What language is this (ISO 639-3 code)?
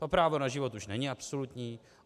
ces